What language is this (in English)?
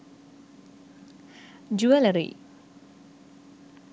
Sinhala